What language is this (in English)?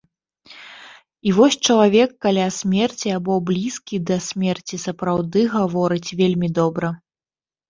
Belarusian